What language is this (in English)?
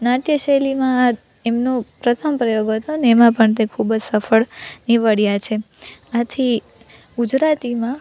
Gujarati